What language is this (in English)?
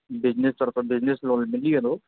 Sindhi